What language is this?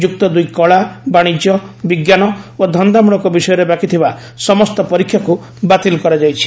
Odia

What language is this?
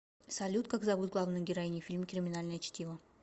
Russian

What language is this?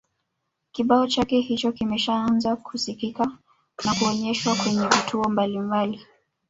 Swahili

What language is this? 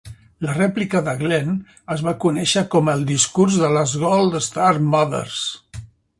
Catalan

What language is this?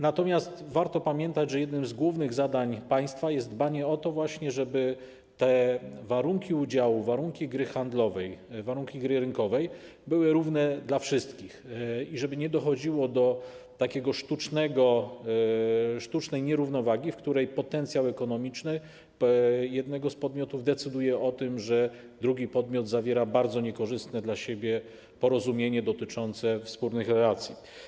Polish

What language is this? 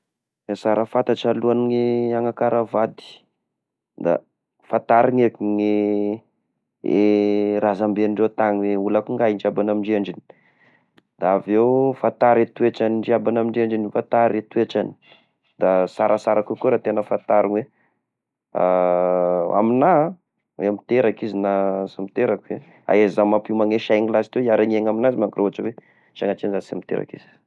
Tesaka Malagasy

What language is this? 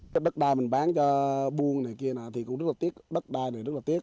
Vietnamese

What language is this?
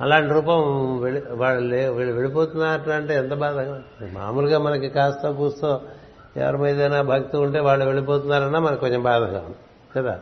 Telugu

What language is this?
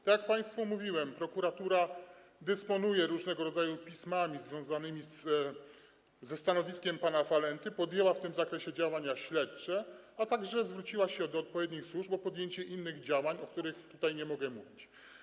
Polish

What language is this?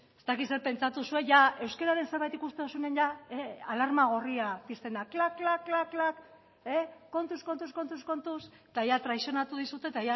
Basque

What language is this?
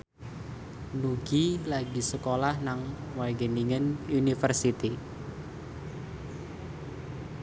Javanese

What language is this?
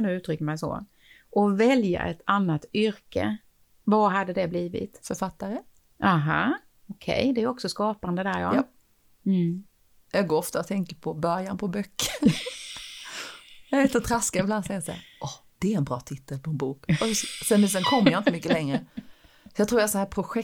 Swedish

